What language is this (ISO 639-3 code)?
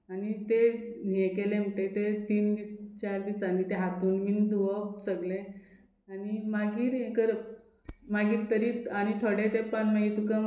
kok